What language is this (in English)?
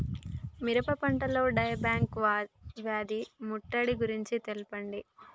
Telugu